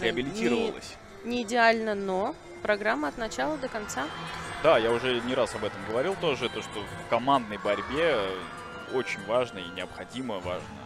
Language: Russian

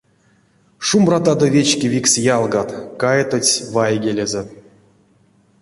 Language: Erzya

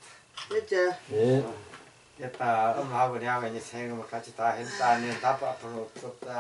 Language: Korean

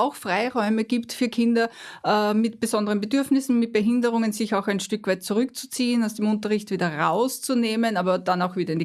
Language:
German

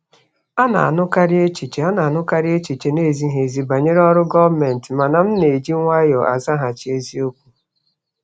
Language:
Igbo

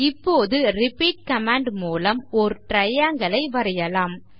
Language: Tamil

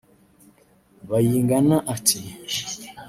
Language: Kinyarwanda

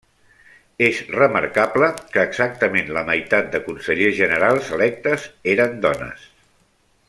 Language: Catalan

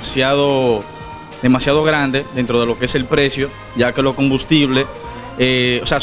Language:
Spanish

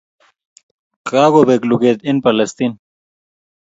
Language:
Kalenjin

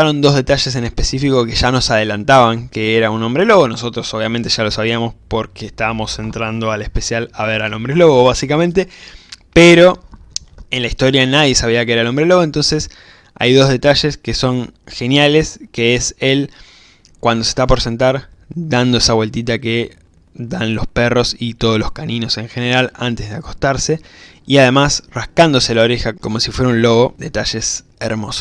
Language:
Spanish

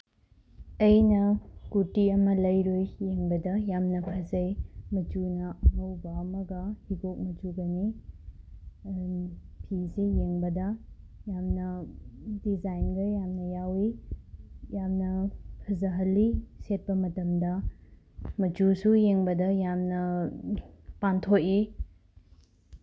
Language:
Manipuri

